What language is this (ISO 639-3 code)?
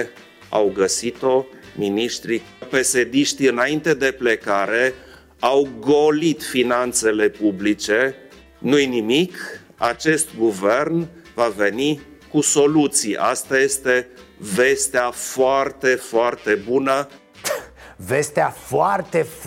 ron